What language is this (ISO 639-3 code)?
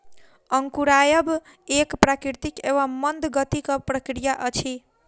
mai